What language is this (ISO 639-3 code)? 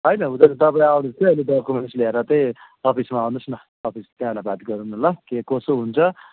nep